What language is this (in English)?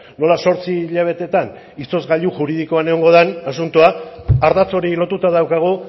Basque